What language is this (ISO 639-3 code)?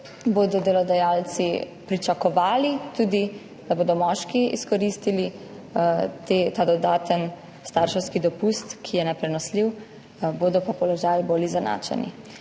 slv